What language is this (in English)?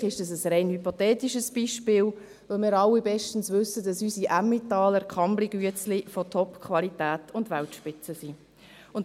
Swiss German